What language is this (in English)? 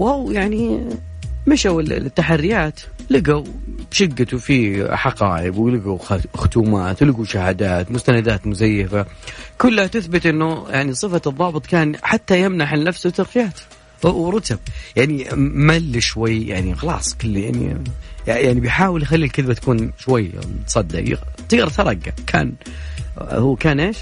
Arabic